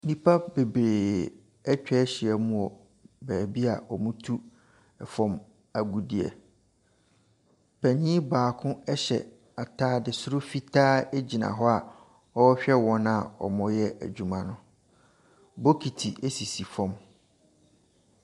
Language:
Akan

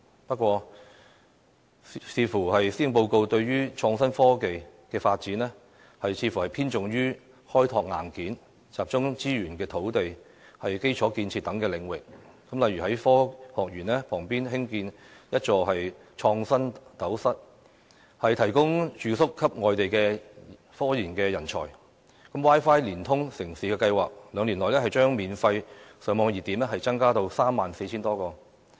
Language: Cantonese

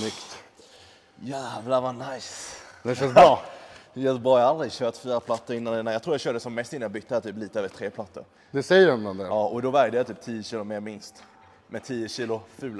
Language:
Swedish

